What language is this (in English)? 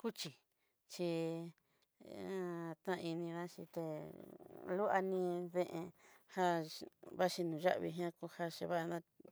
Southeastern Nochixtlán Mixtec